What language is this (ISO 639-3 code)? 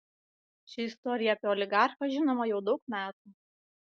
lit